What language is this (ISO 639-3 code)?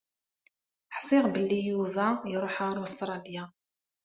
kab